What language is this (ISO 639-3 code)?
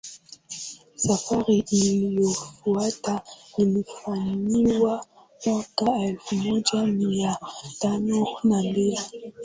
swa